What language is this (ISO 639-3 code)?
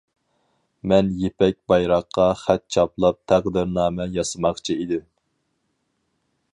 uig